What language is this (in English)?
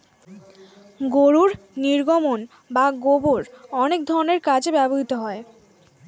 Bangla